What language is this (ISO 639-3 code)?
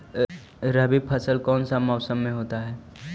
mag